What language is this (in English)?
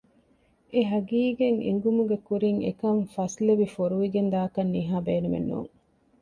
Divehi